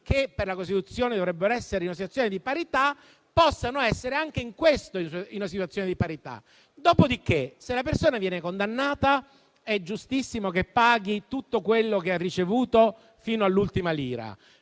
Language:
Italian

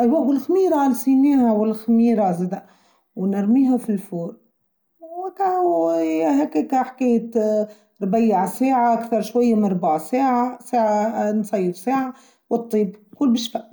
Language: Tunisian Arabic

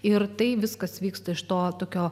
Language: Lithuanian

